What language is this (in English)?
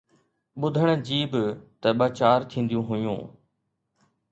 Sindhi